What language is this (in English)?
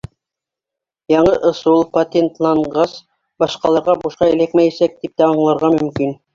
Bashkir